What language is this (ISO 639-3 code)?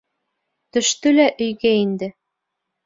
bak